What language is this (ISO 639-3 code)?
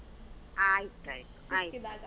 kan